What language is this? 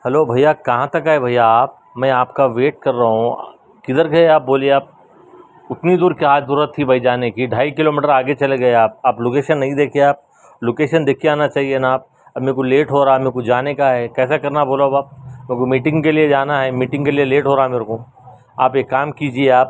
Urdu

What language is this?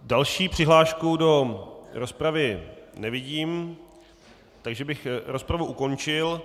Czech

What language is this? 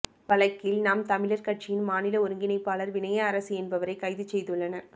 Tamil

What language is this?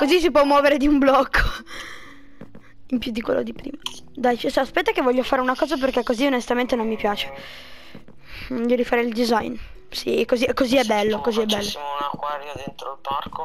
Italian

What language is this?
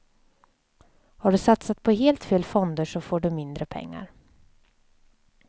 Swedish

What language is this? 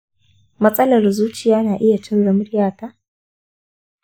Hausa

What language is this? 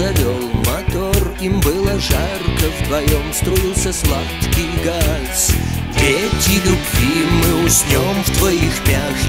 Russian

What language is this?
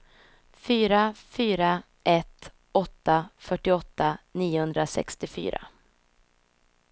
Swedish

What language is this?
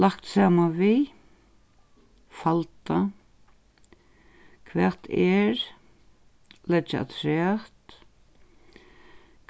Faroese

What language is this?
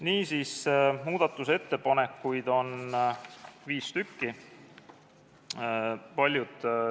Estonian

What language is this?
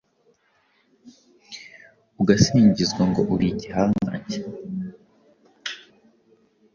Kinyarwanda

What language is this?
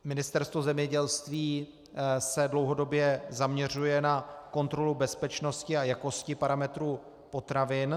Czech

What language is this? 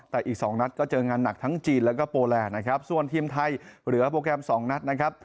Thai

